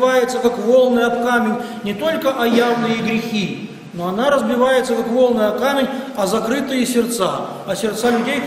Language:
Russian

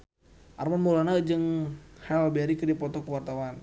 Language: Sundanese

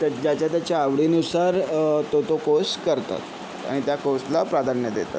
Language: Marathi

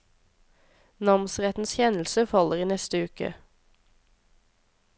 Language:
Norwegian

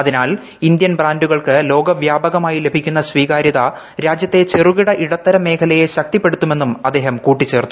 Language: Malayalam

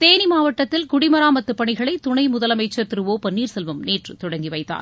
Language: Tamil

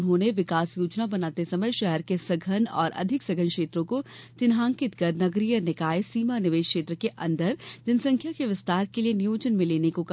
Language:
Hindi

